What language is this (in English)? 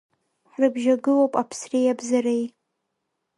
Abkhazian